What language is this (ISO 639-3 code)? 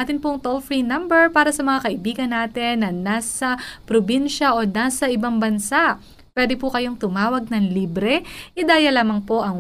fil